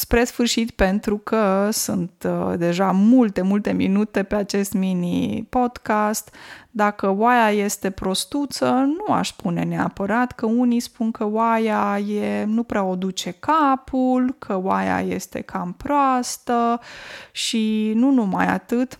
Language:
Romanian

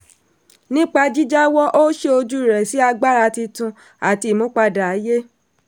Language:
Yoruba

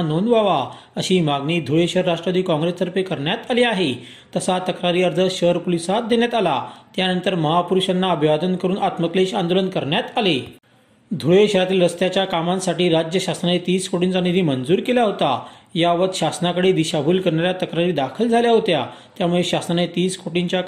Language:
Marathi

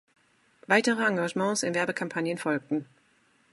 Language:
German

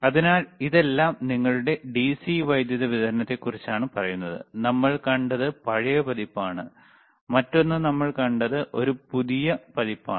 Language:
Malayalam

